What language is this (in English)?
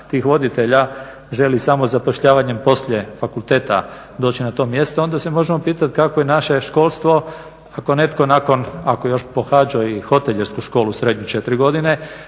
Croatian